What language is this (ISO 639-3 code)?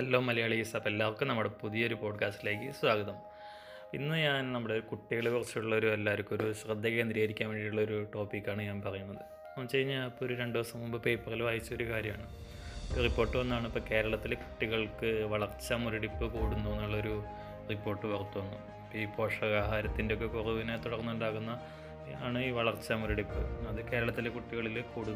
mal